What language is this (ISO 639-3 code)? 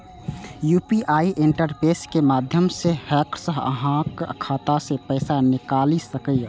mai